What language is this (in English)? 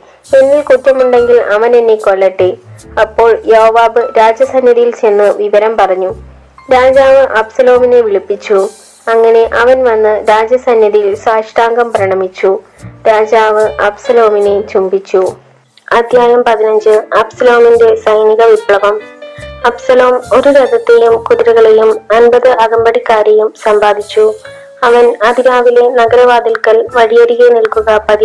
Malayalam